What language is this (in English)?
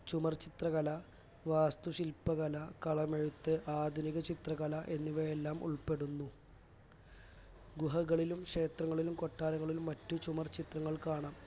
Malayalam